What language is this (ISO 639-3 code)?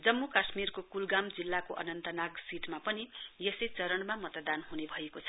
nep